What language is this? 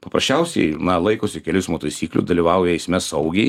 Lithuanian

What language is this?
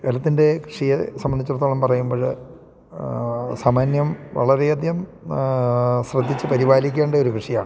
Malayalam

